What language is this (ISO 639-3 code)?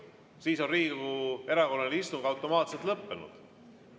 est